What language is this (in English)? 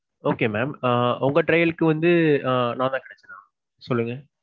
Tamil